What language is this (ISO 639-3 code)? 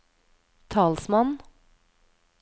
nor